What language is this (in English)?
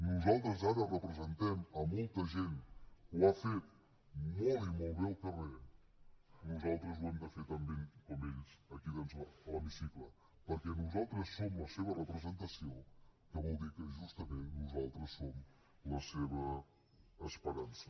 Catalan